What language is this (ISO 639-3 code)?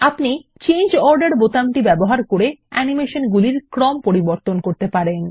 ben